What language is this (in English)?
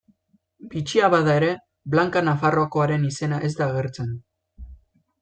Basque